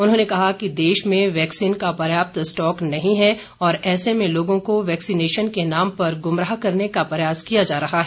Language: Hindi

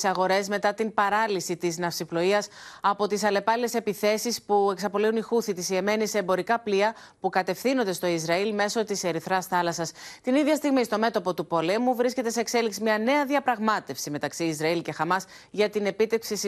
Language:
Greek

